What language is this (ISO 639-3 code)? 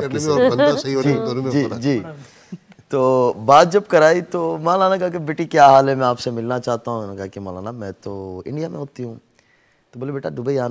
hin